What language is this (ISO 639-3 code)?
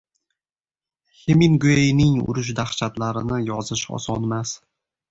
uzb